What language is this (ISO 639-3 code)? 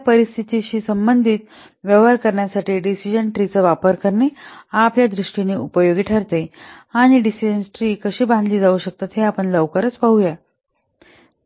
mar